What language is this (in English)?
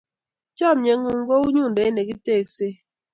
Kalenjin